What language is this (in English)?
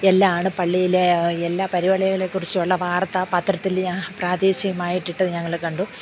Malayalam